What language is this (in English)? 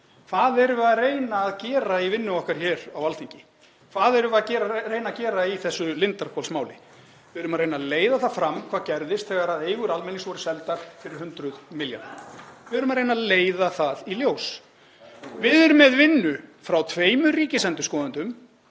Icelandic